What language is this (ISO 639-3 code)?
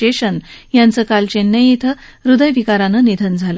mar